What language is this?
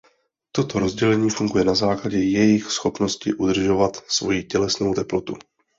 Czech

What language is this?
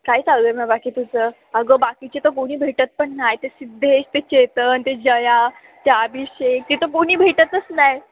Marathi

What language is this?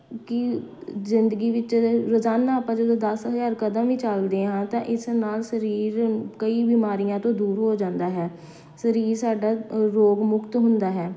Punjabi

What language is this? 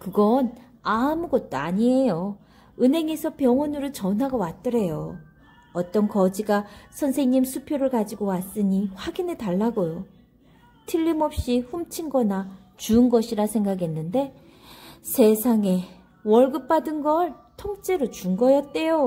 Korean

